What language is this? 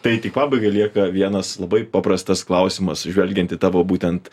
Lithuanian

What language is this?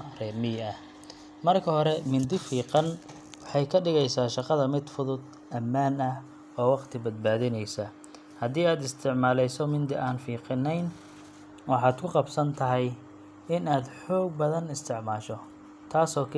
Somali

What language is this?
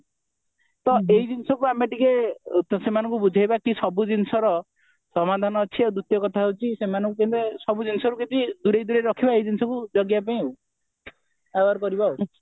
Odia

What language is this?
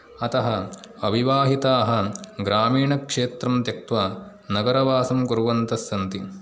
Sanskrit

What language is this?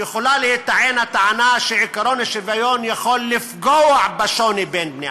Hebrew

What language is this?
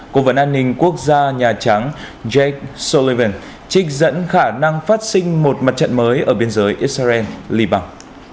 Vietnamese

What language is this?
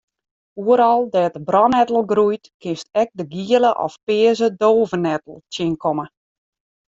Western Frisian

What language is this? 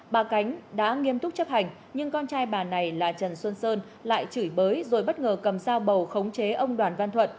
Vietnamese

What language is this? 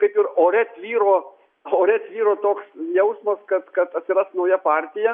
Lithuanian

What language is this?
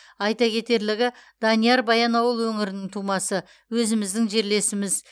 Kazakh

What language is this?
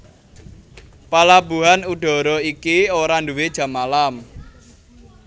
Javanese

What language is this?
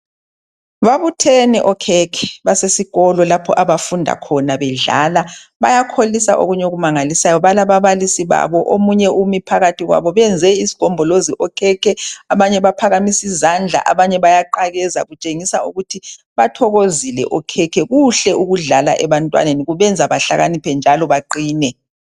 North Ndebele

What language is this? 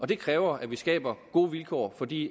Danish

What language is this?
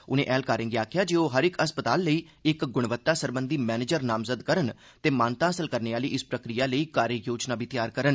Dogri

